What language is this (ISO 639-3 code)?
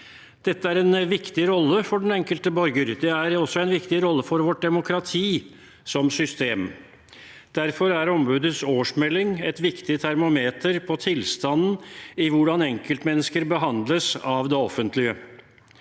nor